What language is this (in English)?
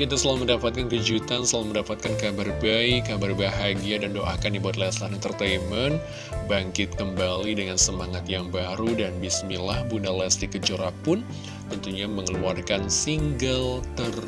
Indonesian